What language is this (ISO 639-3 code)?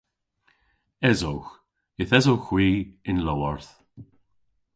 cor